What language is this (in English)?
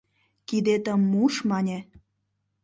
Mari